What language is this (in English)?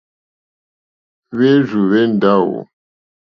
Mokpwe